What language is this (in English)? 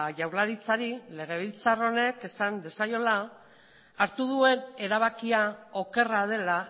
Basque